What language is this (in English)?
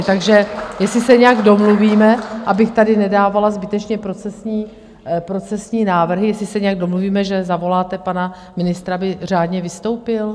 Czech